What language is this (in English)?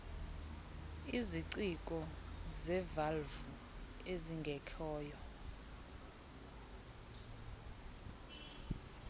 Xhosa